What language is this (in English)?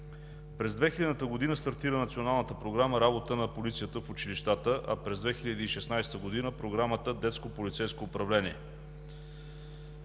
Bulgarian